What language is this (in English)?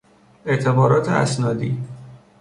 Persian